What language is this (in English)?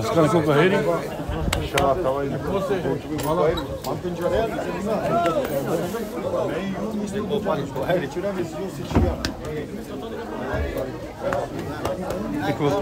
Romanian